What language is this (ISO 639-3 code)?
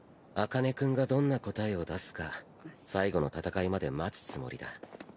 jpn